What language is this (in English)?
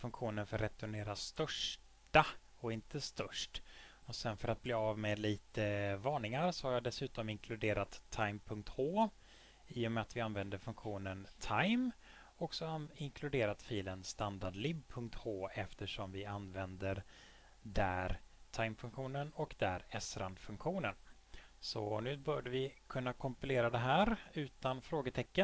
Swedish